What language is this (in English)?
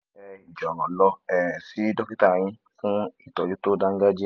Yoruba